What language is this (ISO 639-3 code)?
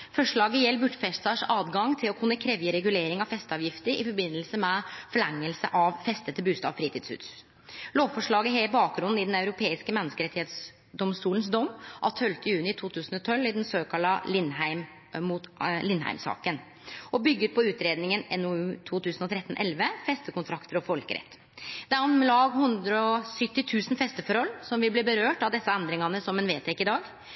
nno